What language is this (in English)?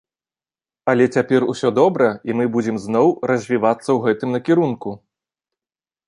Belarusian